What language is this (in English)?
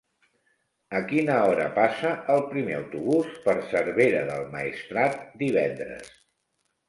Catalan